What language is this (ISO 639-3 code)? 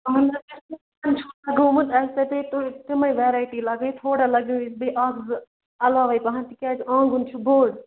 kas